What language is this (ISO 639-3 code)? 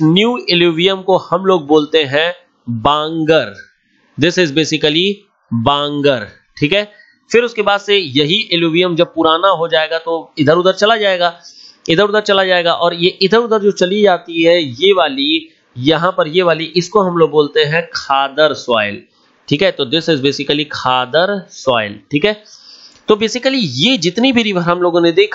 hin